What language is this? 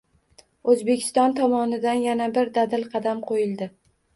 Uzbek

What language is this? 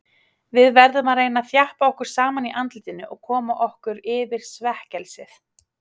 Icelandic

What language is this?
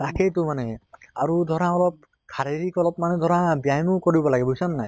Assamese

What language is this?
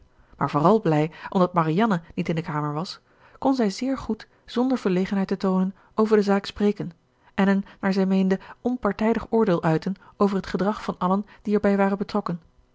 Dutch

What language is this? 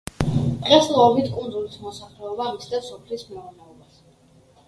Georgian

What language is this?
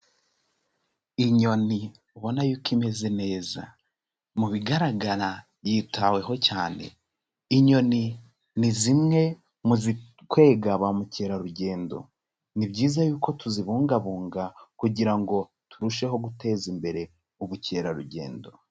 Kinyarwanda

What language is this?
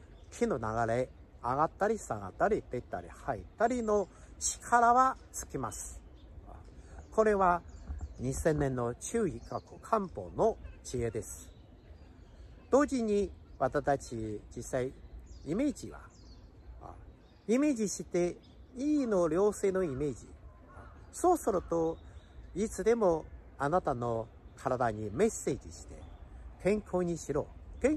Japanese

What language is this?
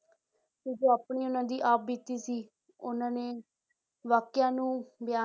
Punjabi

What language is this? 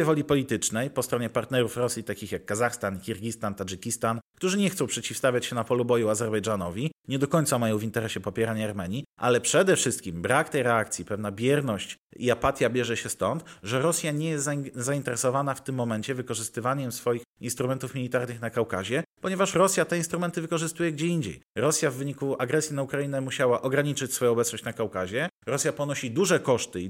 Polish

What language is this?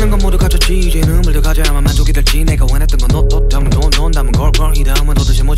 Polish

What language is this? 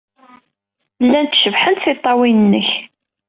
Kabyle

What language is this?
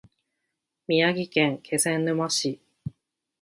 Japanese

